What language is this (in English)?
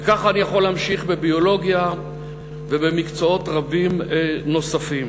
Hebrew